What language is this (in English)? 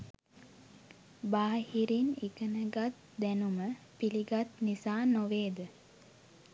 Sinhala